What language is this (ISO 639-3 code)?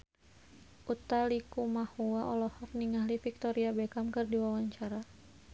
sun